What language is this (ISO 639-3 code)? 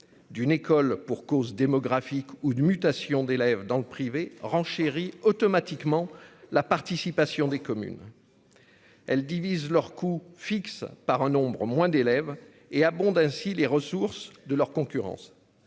fra